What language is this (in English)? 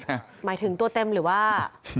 Thai